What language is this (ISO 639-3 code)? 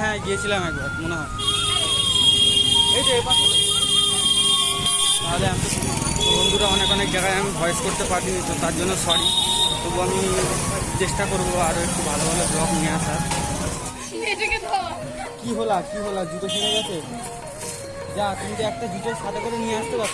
ind